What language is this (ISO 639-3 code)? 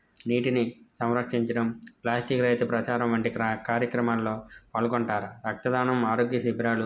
tel